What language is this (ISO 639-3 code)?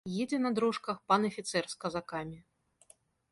bel